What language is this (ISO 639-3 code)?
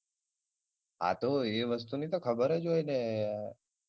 guj